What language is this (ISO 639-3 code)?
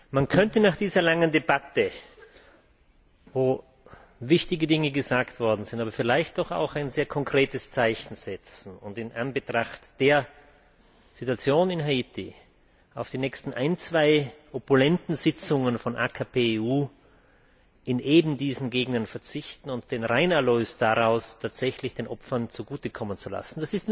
deu